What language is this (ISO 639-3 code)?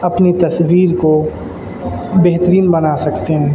urd